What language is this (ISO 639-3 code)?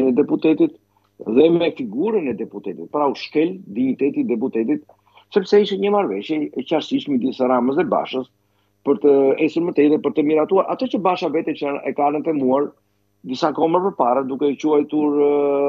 ron